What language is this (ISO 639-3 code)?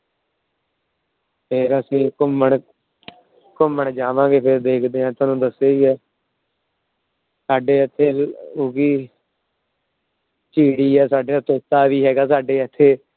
pan